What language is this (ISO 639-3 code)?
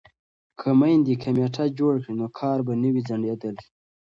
pus